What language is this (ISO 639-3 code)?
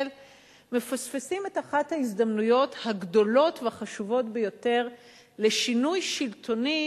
heb